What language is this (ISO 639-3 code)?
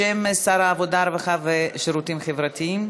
heb